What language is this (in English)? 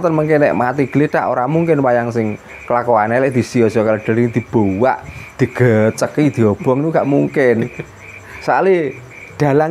Indonesian